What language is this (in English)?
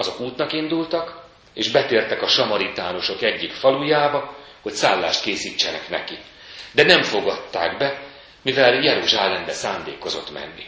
Hungarian